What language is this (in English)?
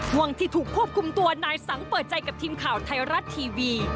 Thai